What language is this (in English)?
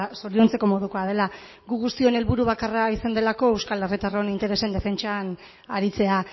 Basque